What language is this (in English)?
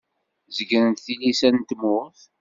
Kabyle